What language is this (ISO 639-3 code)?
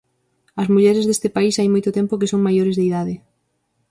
glg